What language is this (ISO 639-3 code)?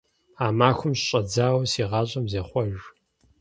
kbd